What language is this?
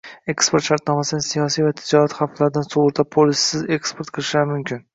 Uzbek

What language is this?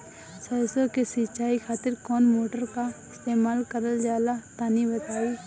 Bhojpuri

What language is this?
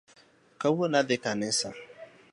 Luo (Kenya and Tanzania)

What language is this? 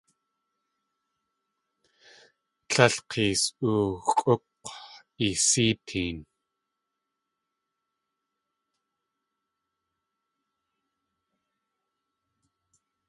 Tlingit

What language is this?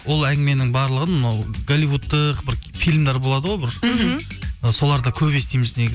Kazakh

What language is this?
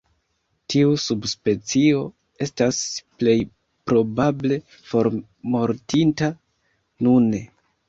Esperanto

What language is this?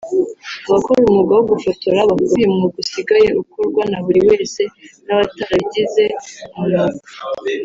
Kinyarwanda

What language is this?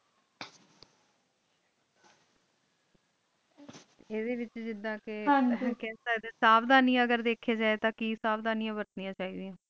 Punjabi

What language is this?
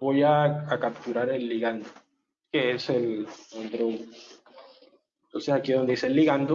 Spanish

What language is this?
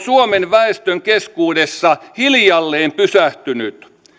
Finnish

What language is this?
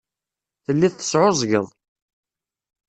Kabyle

